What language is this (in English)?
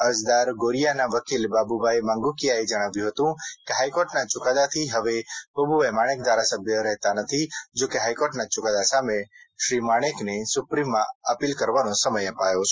Gujarati